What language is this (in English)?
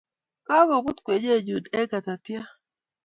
Kalenjin